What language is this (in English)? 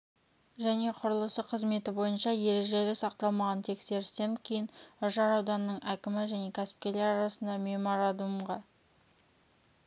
Kazakh